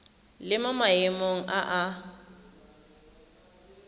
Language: Tswana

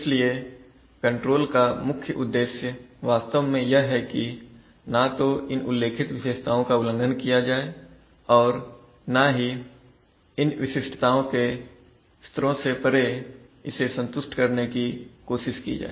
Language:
Hindi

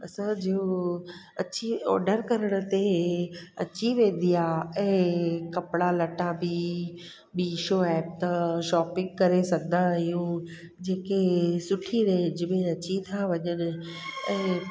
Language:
Sindhi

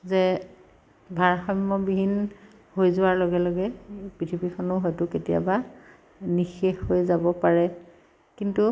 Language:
Assamese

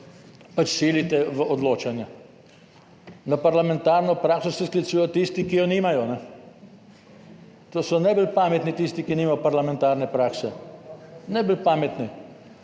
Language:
Slovenian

